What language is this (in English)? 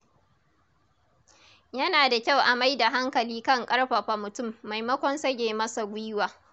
Hausa